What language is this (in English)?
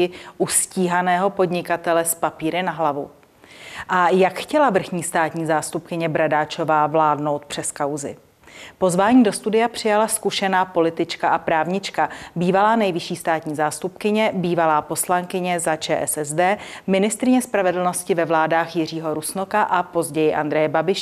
Czech